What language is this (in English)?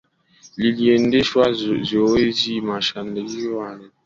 Swahili